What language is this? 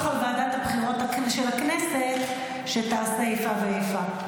Hebrew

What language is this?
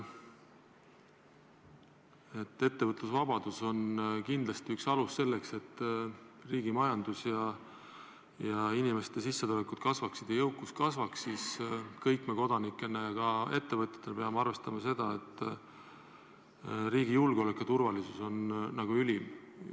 Estonian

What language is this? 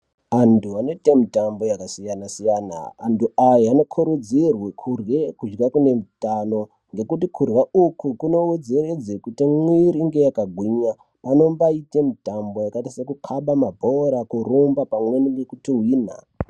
Ndau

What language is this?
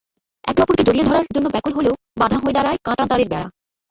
Bangla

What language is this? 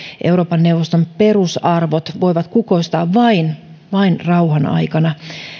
Finnish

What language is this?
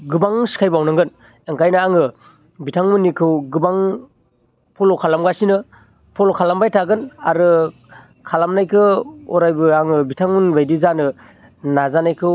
Bodo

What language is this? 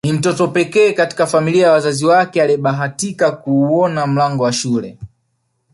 Swahili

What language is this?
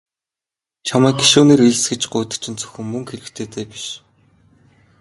Mongolian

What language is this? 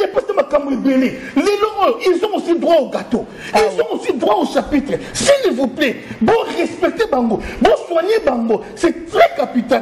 French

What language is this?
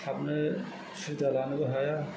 Bodo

